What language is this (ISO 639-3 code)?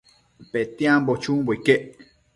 mcf